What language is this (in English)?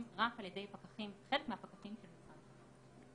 Hebrew